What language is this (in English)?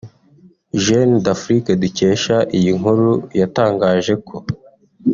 Kinyarwanda